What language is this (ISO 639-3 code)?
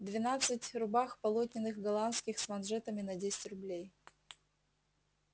rus